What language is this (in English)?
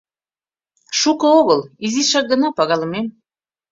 Mari